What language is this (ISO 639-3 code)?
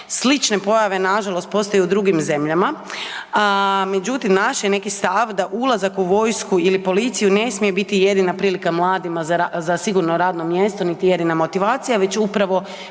hrv